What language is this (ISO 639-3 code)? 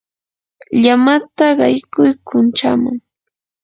qur